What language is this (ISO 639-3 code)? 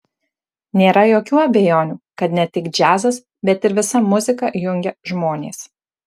lit